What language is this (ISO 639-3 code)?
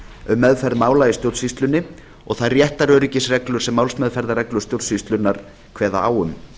isl